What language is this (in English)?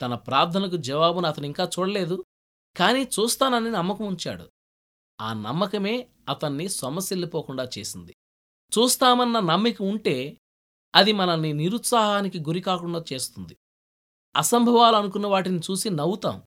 Telugu